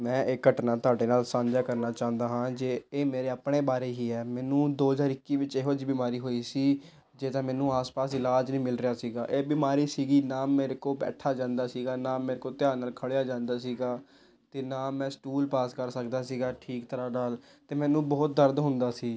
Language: Punjabi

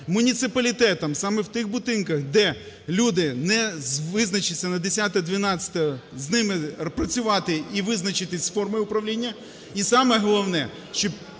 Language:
Ukrainian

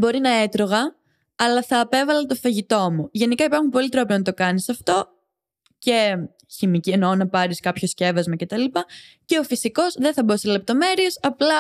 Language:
Greek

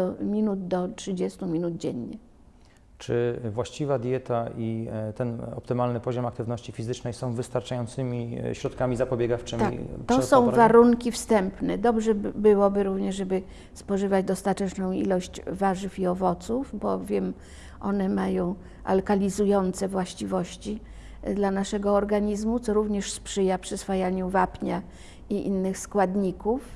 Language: Polish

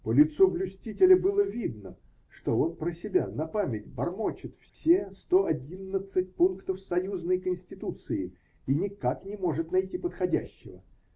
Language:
Russian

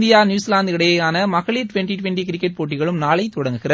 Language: Tamil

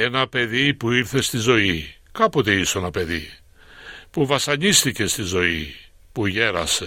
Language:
Greek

